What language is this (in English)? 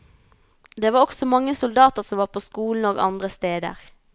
Norwegian